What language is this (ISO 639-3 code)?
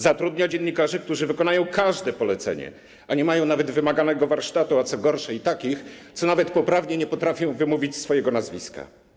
pol